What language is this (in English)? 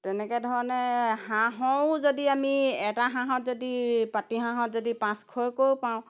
Assamese